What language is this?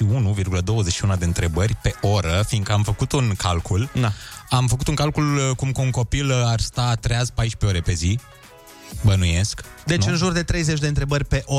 Romanian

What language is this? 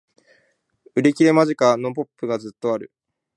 Japanese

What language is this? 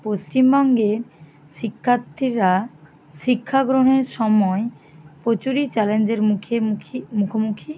Bangla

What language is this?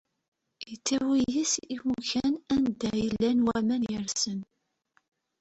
Kabyle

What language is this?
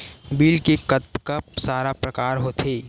Chhattisgarhi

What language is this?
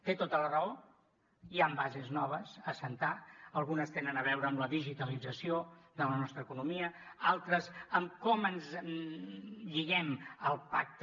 Catalan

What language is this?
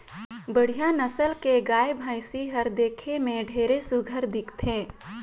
Chhattisgarhi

